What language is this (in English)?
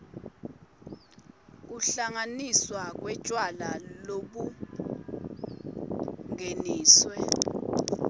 Swati